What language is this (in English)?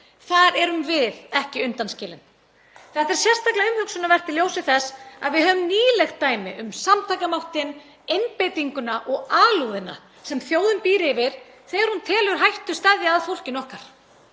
Icelandic